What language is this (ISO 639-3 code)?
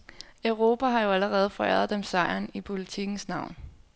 dan